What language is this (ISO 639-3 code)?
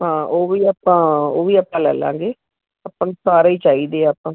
pan